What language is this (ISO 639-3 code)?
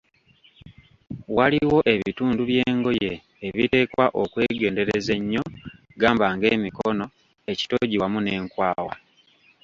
lug